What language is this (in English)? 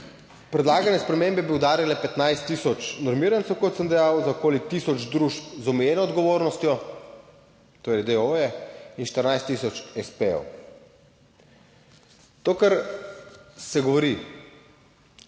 Slovenian